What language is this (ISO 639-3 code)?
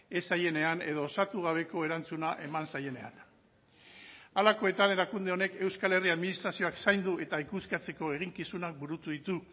eus